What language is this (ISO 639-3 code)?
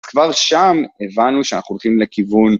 heb